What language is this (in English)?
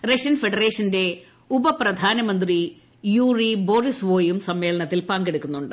Malayalam